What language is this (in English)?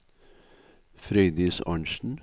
Norwegian